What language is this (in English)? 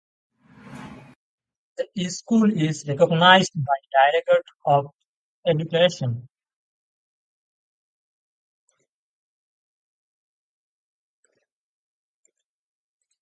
English